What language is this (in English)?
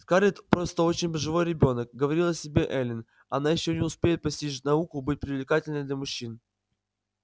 Russian